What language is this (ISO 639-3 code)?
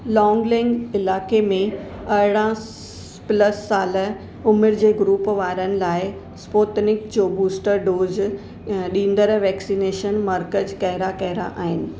snd